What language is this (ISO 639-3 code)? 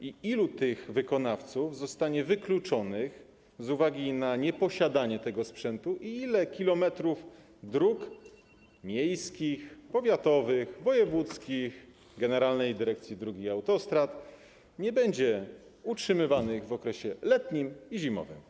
pol